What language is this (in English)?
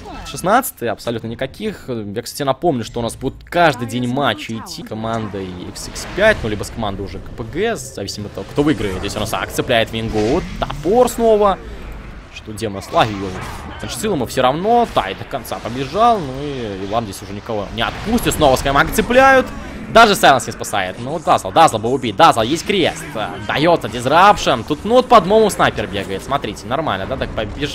Russian